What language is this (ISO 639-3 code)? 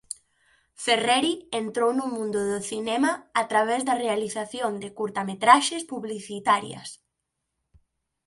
glg